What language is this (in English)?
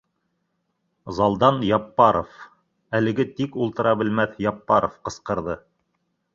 Bashkir